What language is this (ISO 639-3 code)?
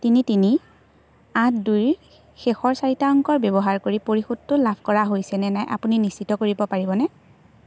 asm